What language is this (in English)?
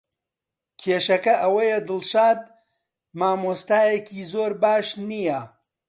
Central Kurdish